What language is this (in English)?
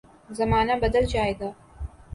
Urdu